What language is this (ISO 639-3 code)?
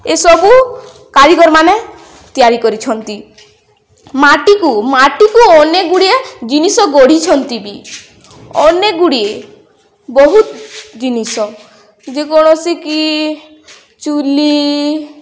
ori